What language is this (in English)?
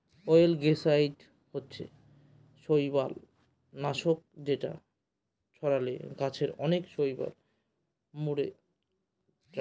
Bangla